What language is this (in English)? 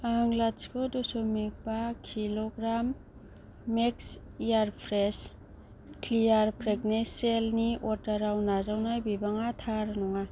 Bodo